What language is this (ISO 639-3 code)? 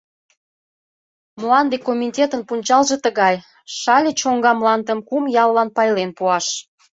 chm